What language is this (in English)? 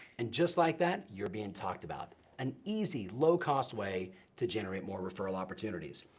English